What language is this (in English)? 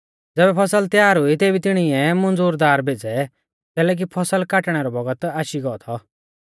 Mahasu Pahari